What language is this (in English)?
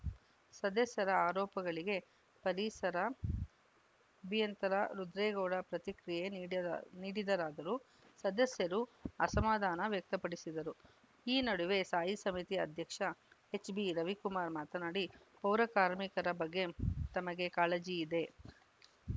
Kannada